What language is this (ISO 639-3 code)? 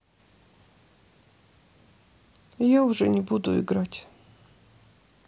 rus